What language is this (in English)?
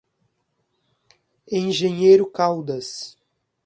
Portuguese